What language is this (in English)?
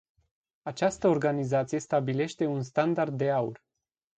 Romanian